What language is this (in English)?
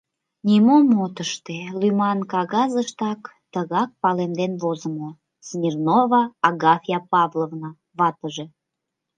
Mari